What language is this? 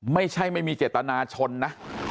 Thai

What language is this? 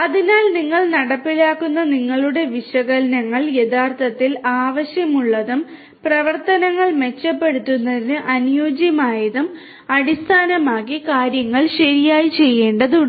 Malayalam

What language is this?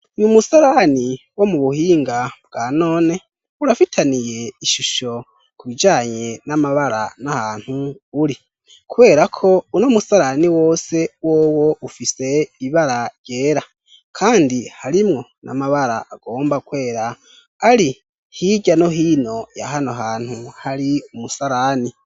Rundi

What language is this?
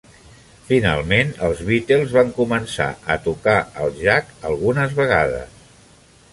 Catalan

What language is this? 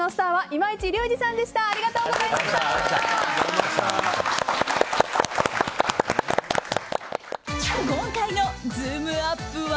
Japanese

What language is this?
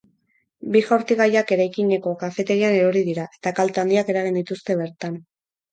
Basque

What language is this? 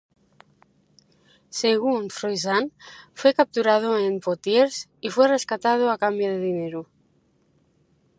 Spanish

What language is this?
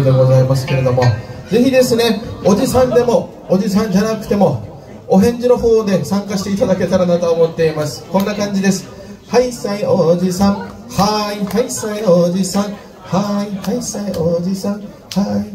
Japanese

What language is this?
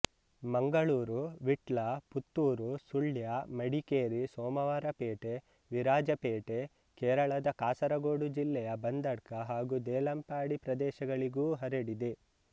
Kannada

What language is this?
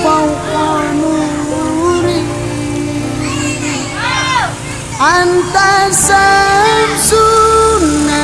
Indonesian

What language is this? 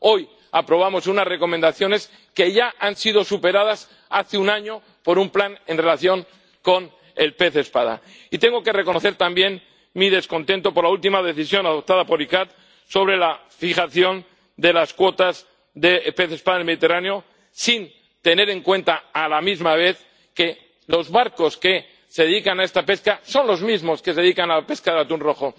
Spanish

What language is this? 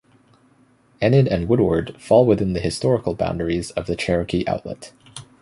English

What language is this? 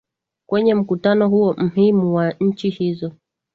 Swahili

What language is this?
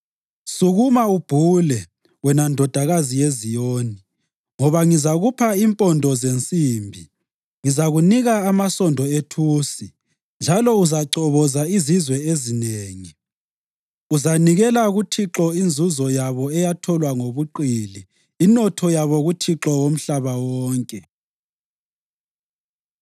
North Ndebele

